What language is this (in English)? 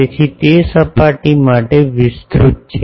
Gujarati